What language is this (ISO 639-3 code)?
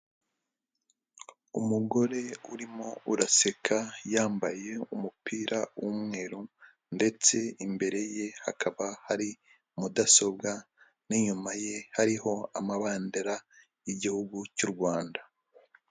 kin